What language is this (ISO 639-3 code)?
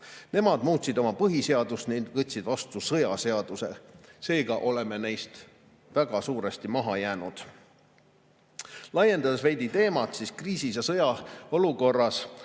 est